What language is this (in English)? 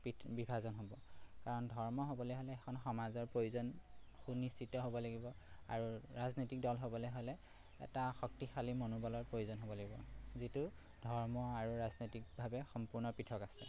Assamese